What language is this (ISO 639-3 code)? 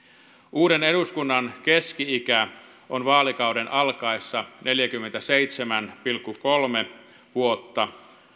fin